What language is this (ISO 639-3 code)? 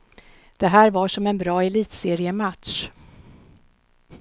swe